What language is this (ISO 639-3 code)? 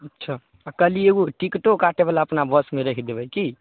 mai